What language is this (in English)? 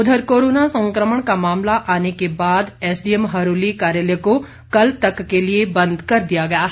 Hindi